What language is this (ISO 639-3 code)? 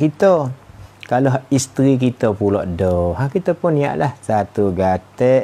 msa